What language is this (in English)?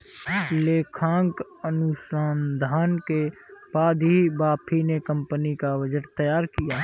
Hindi